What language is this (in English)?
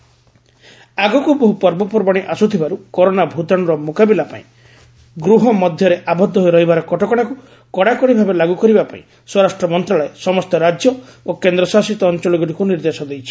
Odia